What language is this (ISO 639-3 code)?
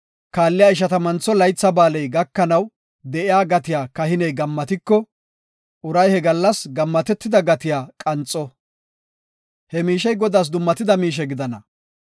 gof